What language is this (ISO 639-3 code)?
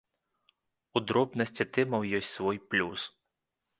bel